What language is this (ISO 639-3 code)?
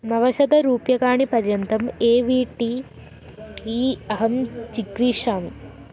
san